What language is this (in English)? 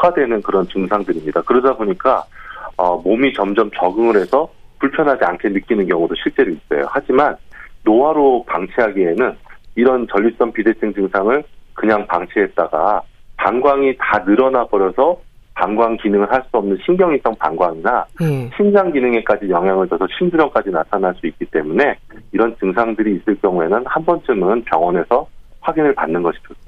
Korean